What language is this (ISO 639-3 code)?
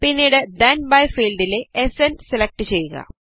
mal